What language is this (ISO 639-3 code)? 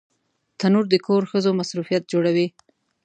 pus